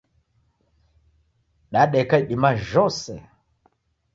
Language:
Taita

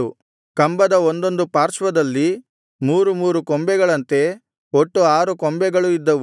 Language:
Kannada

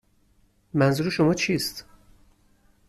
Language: Persian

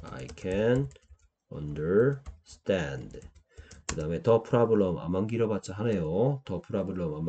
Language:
Korean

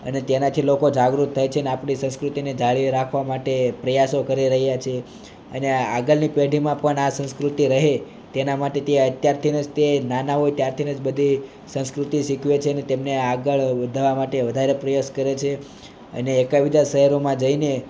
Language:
Gujarati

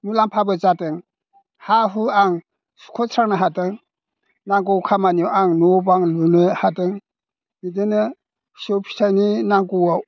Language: Bodo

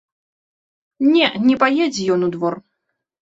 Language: Belarusian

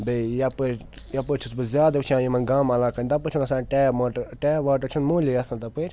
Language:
Kashmiri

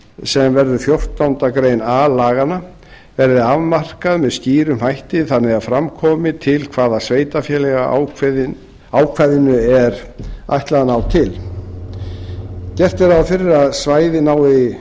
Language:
Icelandic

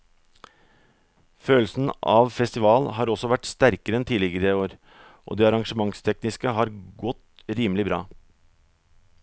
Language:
Norwegian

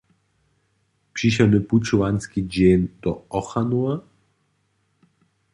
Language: Upper Sorbian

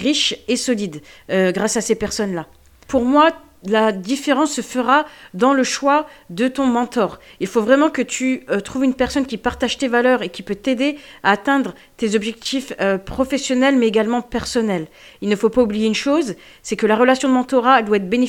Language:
French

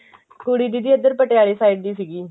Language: Punjabi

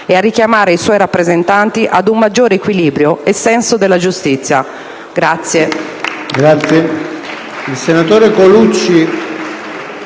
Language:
Italian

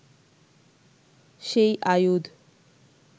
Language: Bangla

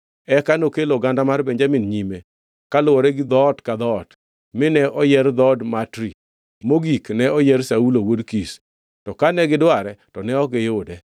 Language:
Luo (Kenya and Tanzania)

